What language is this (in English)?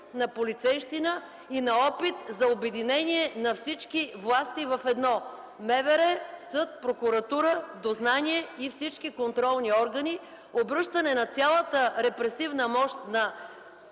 Bulgarian